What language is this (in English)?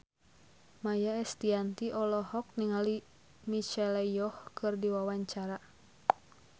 Sundanese